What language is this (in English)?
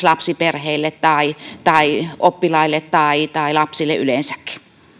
Finnish